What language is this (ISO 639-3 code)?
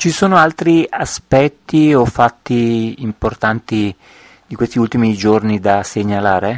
ita